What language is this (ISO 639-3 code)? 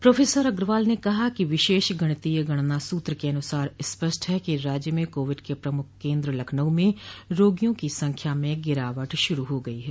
hin